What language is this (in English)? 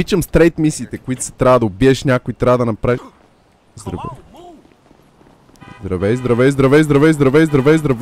Bulgarian